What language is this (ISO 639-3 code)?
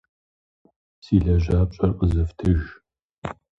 kbd